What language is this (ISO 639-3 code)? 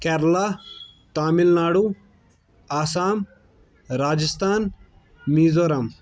kas